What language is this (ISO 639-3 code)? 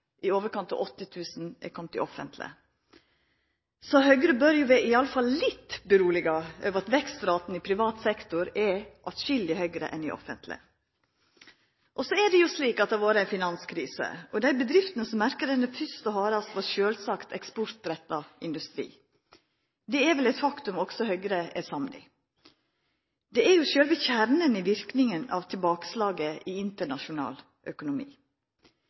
nno